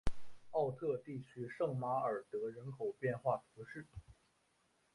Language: Chinese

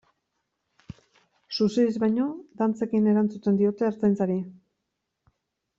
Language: Basque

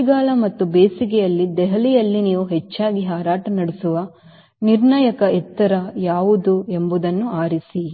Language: Kannada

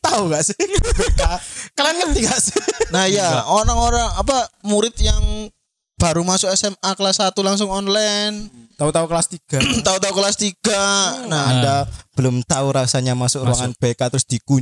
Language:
Indonesian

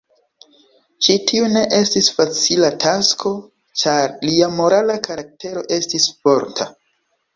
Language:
Esperanto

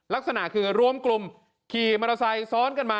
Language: Thai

